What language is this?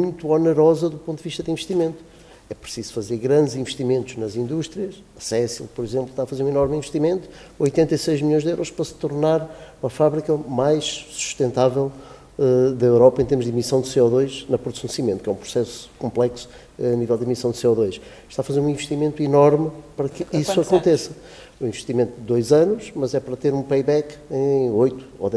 Portuguese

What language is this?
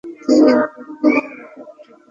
Bangla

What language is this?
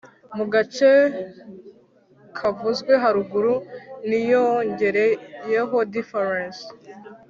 Kinyarwanda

